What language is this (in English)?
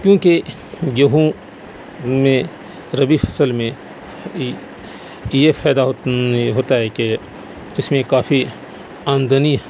Urdu